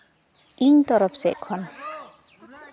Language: Santali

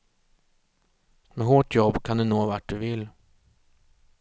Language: Swedish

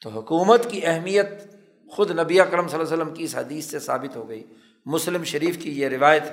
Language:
Urdu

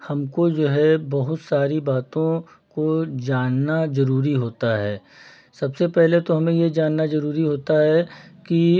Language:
Hindi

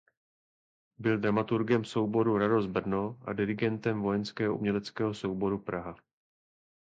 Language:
Czech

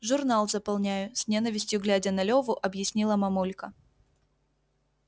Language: Russian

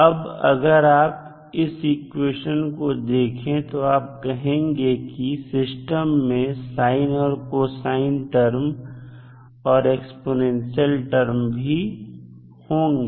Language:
Hindi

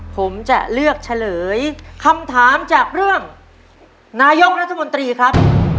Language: Thai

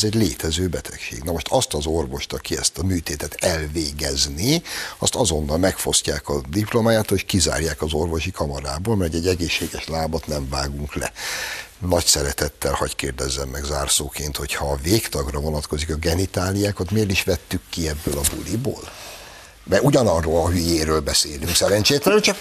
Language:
Hungarian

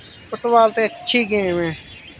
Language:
Dogri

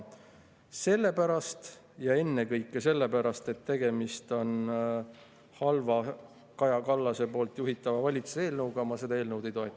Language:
Estonian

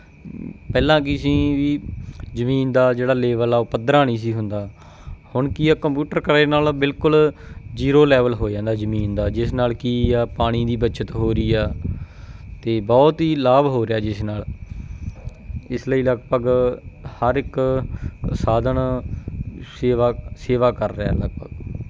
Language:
Punjabi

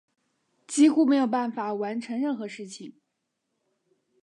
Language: Chinese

